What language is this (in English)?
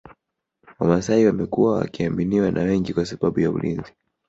Swahili